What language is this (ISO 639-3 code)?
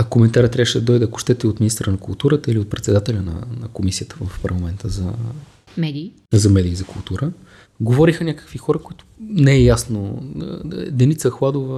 bul